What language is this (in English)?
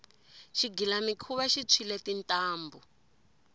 Tsonga